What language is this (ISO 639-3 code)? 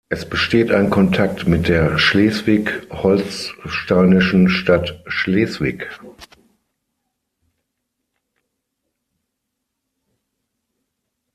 deu